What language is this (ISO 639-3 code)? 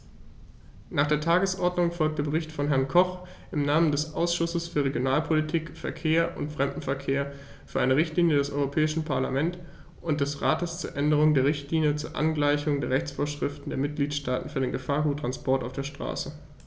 deu